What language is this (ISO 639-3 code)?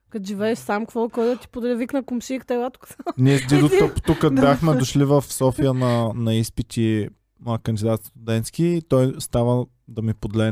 bul